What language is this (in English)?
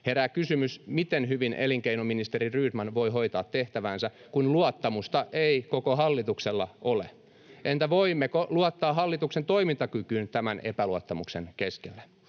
Finnish